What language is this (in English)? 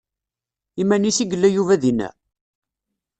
Kabyle